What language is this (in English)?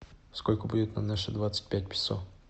Russian